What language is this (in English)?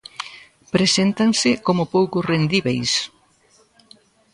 Galician